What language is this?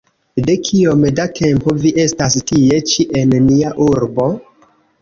Esperanto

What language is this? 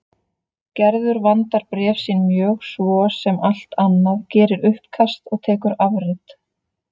Icelandic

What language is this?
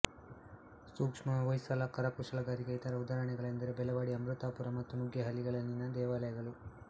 Kannada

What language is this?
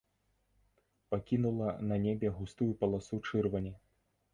Belarusian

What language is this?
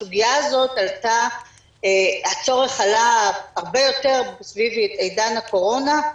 Hebrew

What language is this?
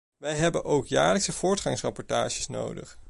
Dutch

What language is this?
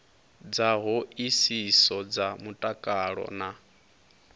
Venda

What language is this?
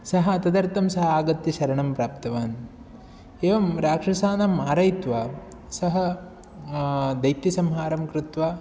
Sanskrit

